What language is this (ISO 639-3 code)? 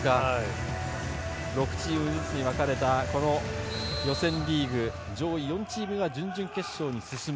jpn